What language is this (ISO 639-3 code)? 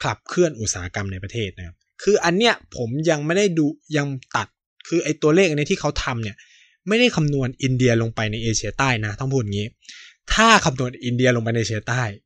tha